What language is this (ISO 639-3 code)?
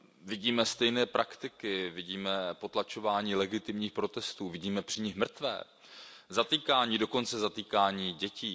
ces